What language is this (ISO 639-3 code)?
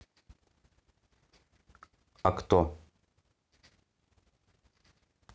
rus